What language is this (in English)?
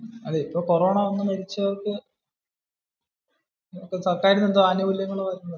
Malayalam